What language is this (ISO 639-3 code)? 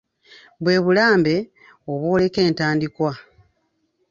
lug